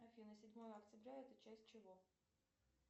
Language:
Russian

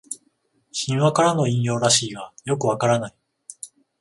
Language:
Japanese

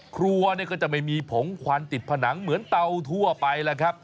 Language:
Thai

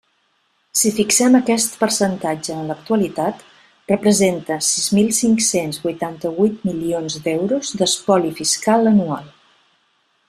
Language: Catalan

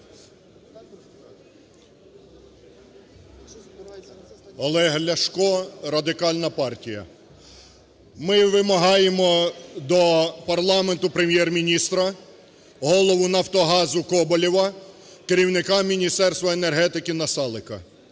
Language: Ukrainian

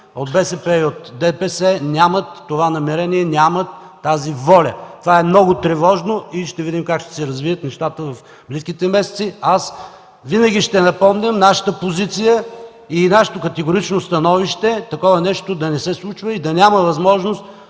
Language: Bulgarian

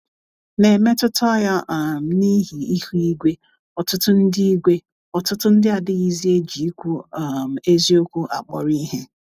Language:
Igbo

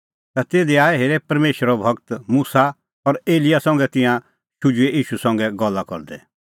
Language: Kullu Pahari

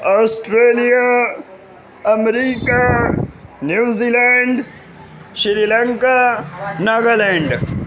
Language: Urdu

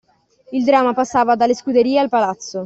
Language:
Italian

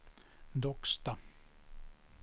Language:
Swedish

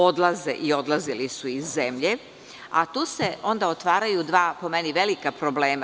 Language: Serbian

